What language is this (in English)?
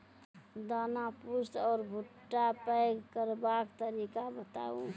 Maithili